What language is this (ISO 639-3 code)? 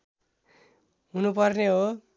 nep